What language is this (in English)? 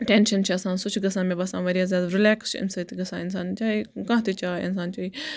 Kashmiri